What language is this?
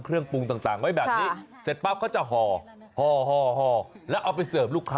Thai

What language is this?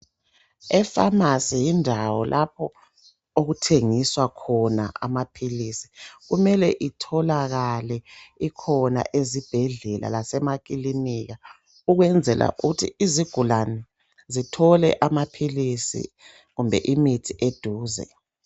North Ndebele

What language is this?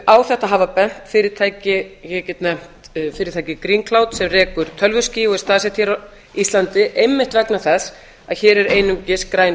Icelandic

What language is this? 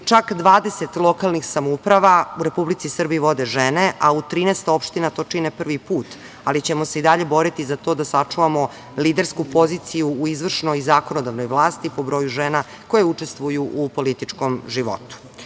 Serbian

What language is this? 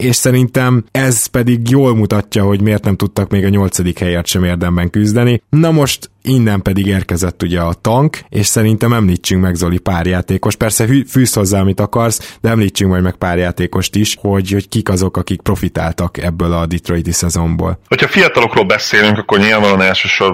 Hungarian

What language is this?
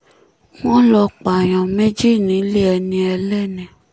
Yoruba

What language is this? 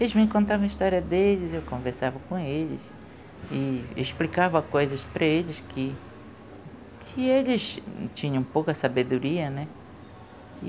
Portuguese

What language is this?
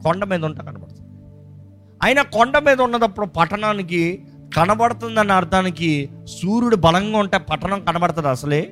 Telugu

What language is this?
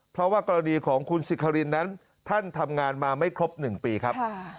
Thai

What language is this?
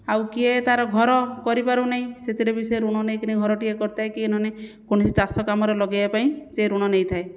Odia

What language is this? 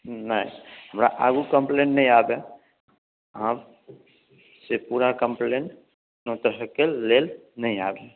Maithili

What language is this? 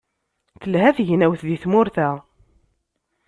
Kabyle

